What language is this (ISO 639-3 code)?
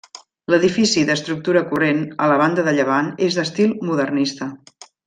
cat